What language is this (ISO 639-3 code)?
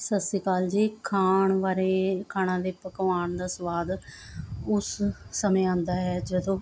pan